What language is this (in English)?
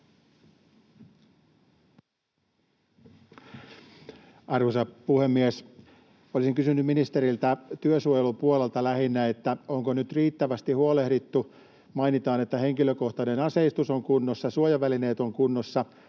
Finnish